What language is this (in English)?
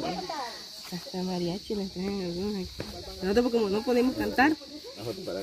Spanish